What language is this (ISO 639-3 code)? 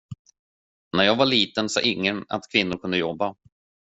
swe